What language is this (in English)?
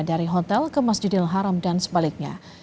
Indonesian